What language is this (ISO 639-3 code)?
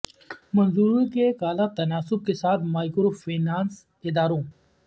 urd